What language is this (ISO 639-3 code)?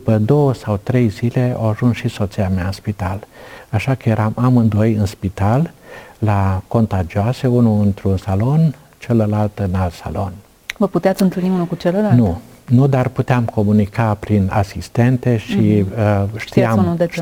ron